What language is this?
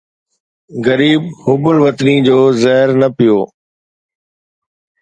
Sindhi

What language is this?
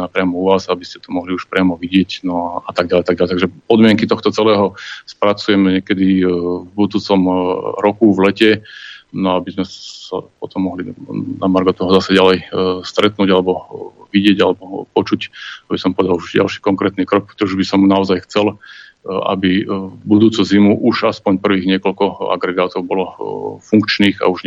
Slovak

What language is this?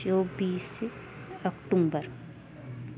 Sindhi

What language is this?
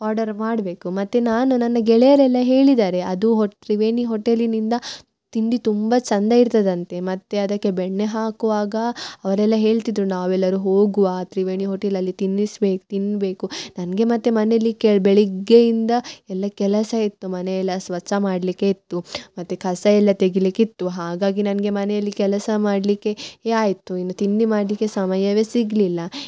Kannada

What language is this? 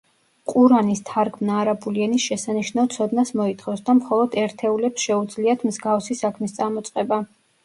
Georgian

